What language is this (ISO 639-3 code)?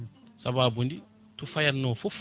ful